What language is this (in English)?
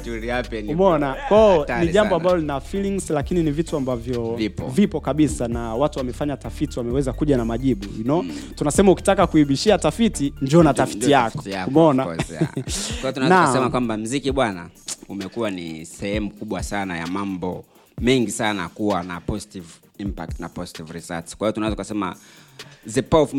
Swahili